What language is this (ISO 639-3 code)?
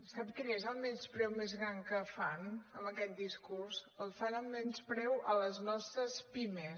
cat